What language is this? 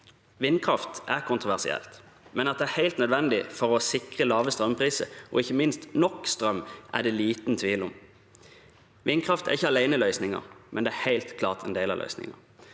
Norwegian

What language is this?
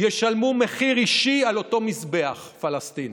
Hebrew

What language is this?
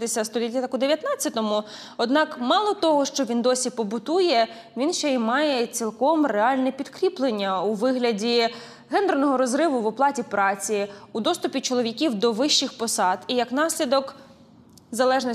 Ukrainian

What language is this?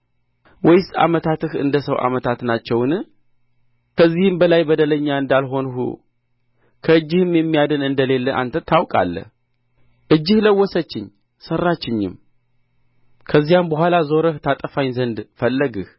Amharic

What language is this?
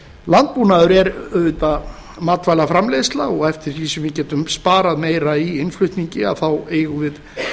Icelandic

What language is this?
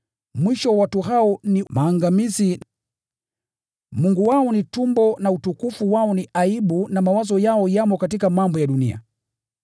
Swahili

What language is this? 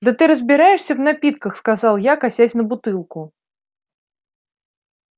Russian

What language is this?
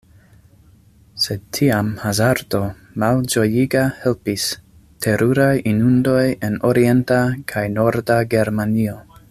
Esperanto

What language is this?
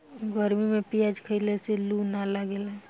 Bhojpuri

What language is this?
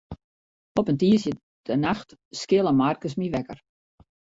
Western Frisian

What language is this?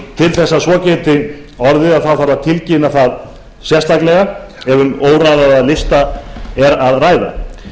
Icelandic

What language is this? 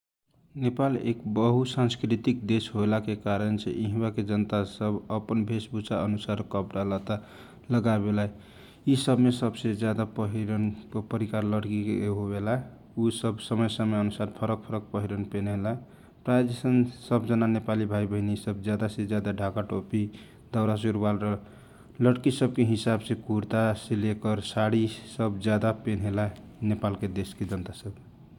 Kochila Tharu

